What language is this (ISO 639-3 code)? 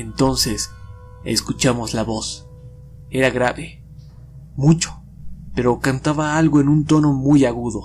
spa